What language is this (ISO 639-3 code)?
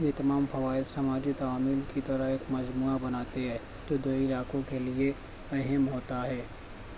urd